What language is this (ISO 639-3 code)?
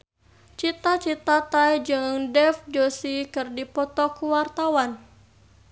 sun